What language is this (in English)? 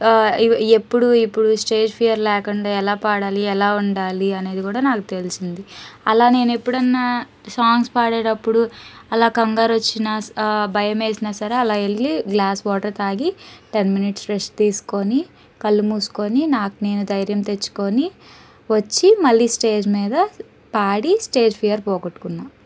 Telugu